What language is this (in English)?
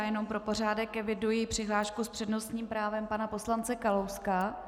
Czech